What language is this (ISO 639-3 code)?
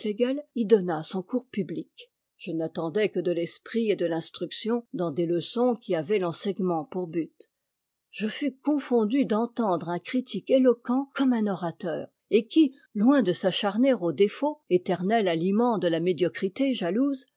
fra